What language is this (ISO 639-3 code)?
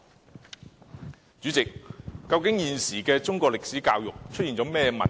yue